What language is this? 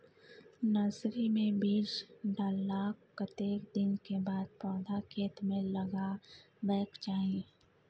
Maithili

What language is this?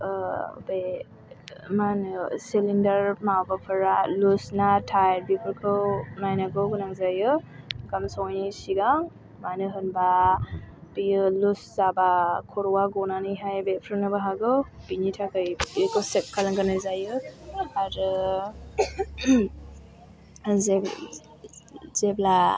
Bodo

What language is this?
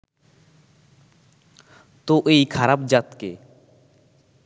Bangla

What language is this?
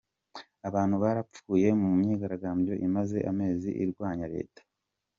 Kinyarwanda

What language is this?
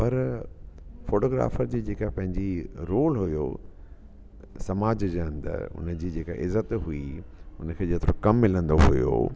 Sindhi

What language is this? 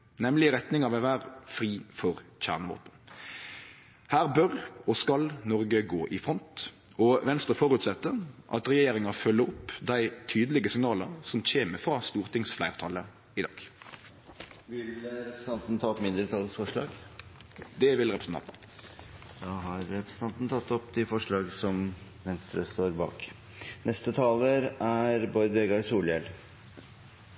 Norwegian Nynorsk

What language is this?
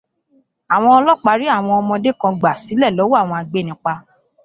Yoruba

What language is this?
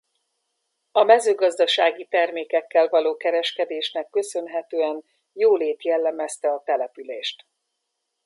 Hungarian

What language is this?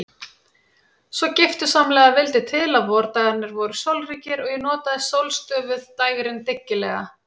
Icelandic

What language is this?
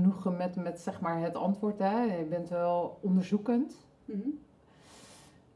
Dutch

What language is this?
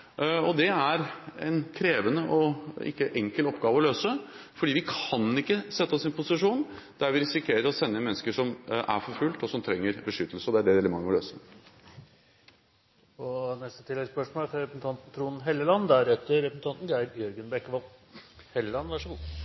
Norwegian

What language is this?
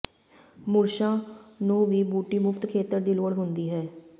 Punjabi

